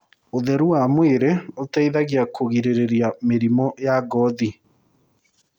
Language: Kikuyu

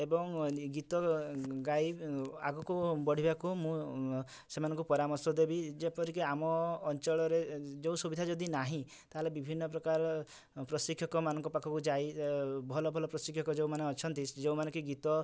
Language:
Odia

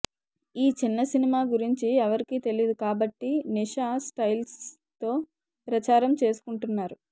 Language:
Telugu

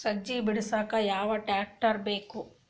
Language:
Kannada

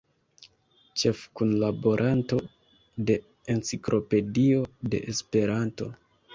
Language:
Esperanto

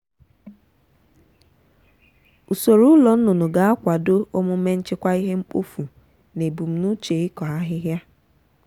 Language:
Igbo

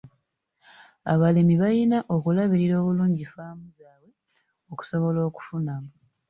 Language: Ganda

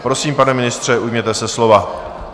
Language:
Czech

